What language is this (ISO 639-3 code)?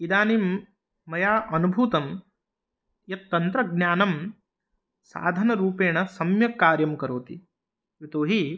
san